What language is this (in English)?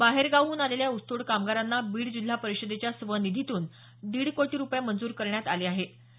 Marathi